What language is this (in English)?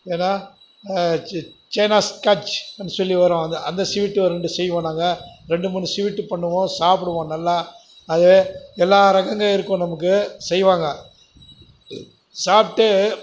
Tamil